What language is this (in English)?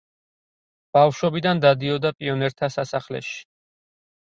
Georgian